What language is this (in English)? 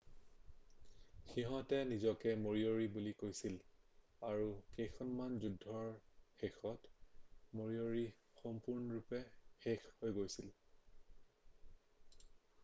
Assamese